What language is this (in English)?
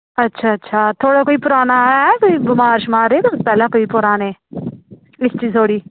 Dogri